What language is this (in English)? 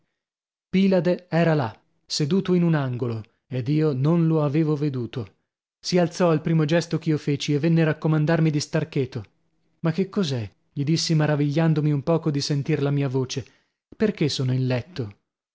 Italian